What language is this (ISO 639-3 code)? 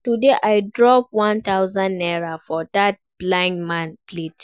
pcm